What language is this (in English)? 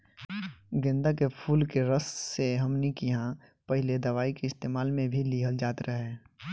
Bhojpuri